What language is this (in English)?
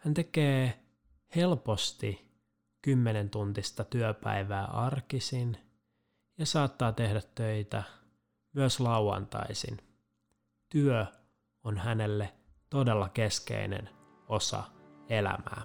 Finnish